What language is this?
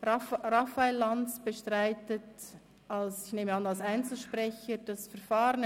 Swiss German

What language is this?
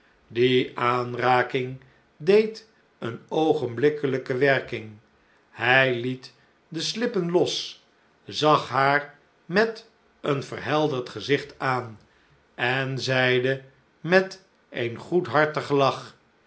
Dutch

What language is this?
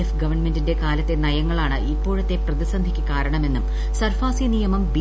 Malayalam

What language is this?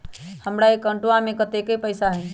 Magahi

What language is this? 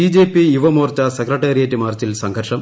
Malayalam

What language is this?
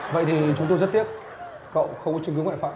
Vietnamese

